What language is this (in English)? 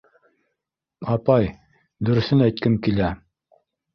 Bashkir